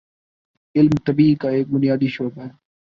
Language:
Urdu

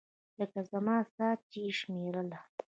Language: Pashto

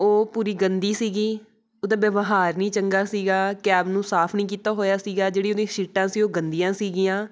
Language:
Punjabi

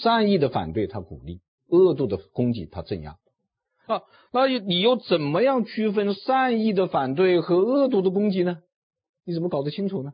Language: Chinese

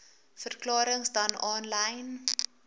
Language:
Afrikaans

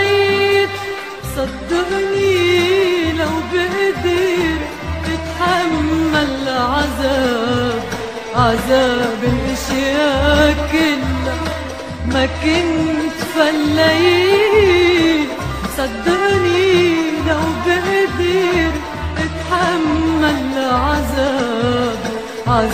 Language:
Arabic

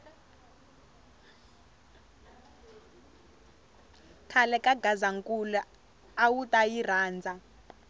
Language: Tsonga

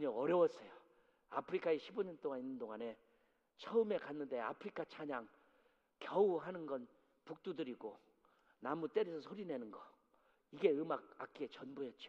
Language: Korean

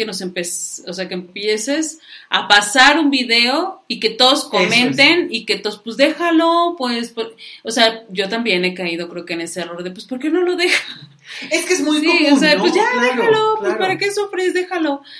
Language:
Spanish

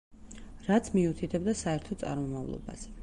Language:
Georgian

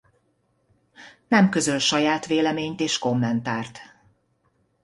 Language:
Hungarian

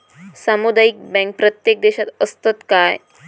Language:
Marathi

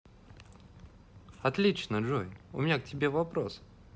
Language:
Russian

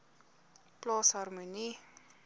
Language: Afrikaans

